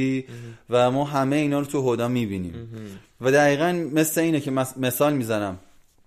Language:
Persian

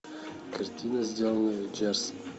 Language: Russian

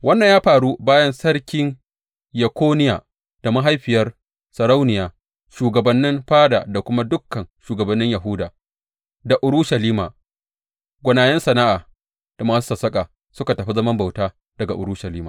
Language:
Hausa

